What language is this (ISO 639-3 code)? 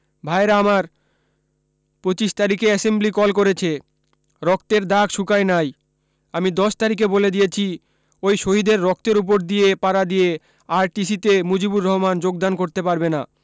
ben